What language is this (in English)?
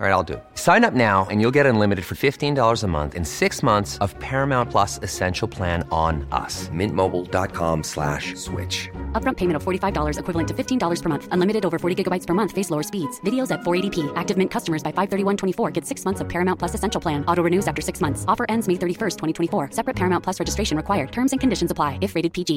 Swedish